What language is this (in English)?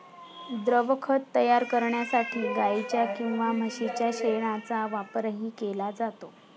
Marathi